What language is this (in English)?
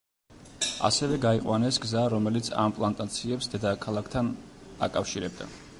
Georgian